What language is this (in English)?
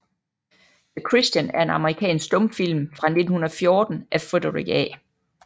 Danish